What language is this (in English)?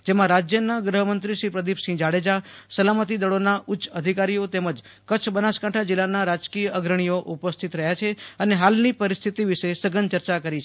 Gujarati